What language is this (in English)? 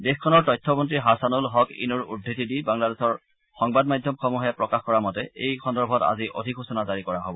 Assamese